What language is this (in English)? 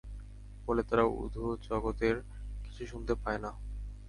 Bangla